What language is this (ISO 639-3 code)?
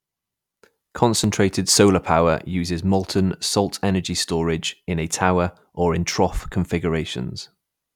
eng